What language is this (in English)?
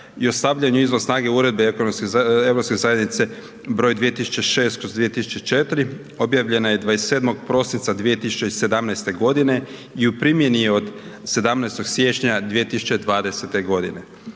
Croatian